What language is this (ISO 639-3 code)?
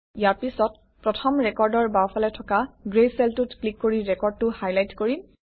asm